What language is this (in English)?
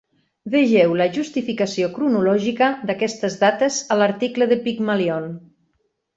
Catalan